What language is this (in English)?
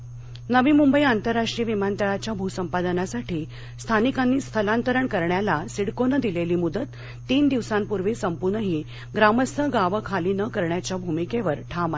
Marathi